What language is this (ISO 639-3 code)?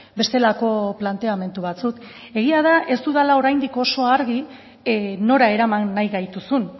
eus